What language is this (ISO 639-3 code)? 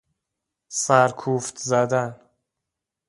fas